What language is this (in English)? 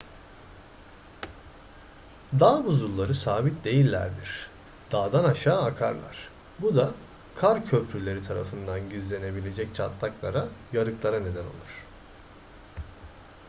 Turkish